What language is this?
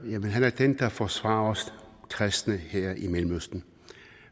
Danish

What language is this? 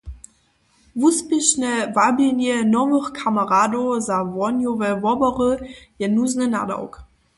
Upper Sorbian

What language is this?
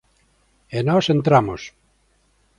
Galician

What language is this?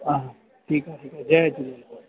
Sindhi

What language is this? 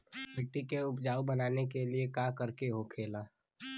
Bhojpuri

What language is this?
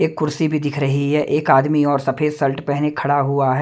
Hindi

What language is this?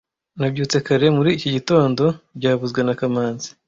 Kinyarwanda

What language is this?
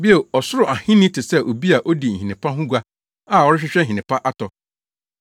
Akan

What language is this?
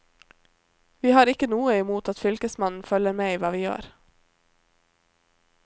Norwegian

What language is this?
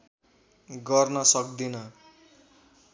Nepali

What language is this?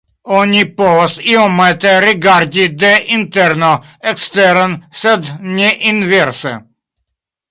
Esperanto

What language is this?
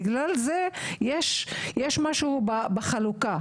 Hebrew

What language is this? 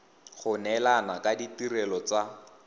Tswana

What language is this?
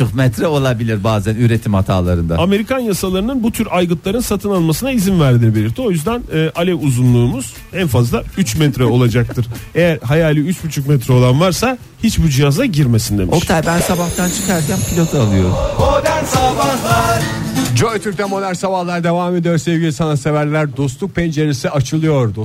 Turkish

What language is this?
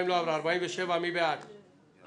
Hebrew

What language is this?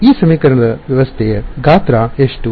Kannada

